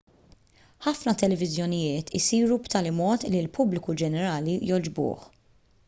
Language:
Maltese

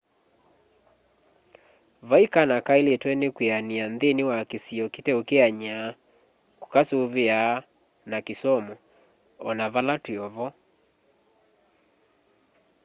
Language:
Kamba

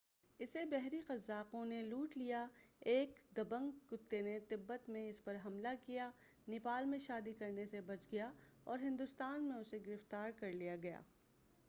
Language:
Urdu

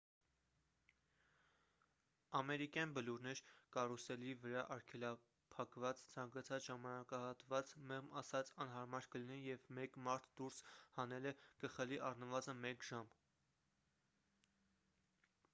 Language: Armenian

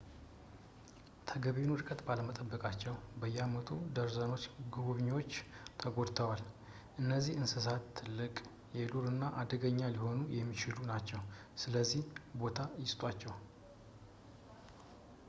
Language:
Amharic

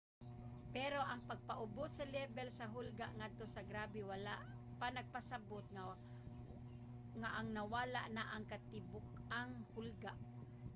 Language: Cebuano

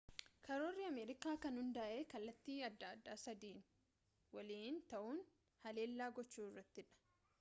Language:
Oromo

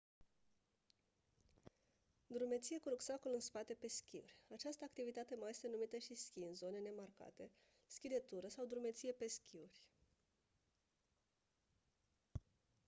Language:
Romanian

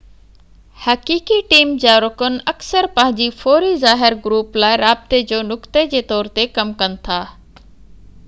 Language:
Sindhi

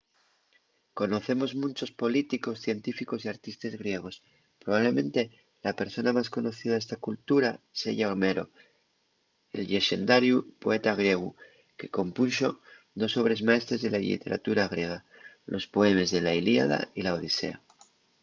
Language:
Asturian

